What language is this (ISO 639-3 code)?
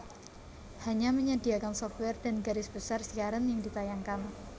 jav